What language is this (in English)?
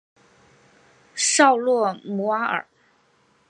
Chinese